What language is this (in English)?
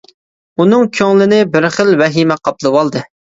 Uyghur